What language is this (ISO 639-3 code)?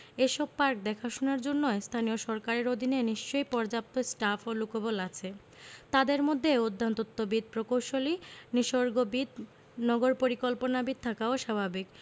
ben